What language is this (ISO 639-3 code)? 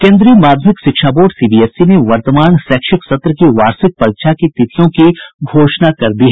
hin